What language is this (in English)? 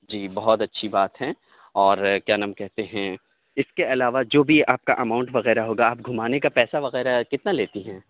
Urdu